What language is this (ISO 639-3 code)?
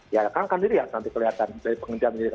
ind